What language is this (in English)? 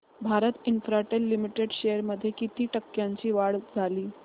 Marathi